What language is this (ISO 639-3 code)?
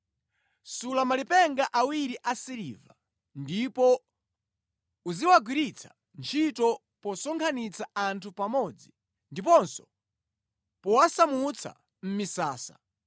nya